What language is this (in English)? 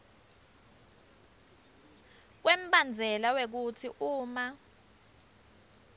Swati